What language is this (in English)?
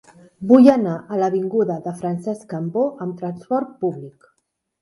Catalan